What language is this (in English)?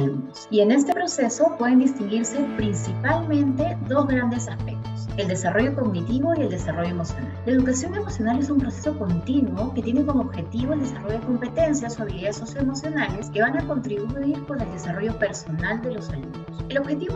Spanish